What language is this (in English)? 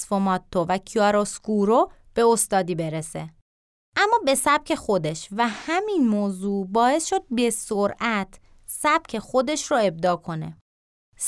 Persian